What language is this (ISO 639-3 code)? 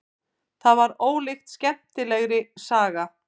isl